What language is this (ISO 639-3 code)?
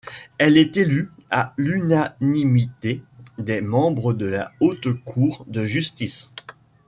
fra